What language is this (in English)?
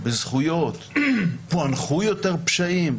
Hebrew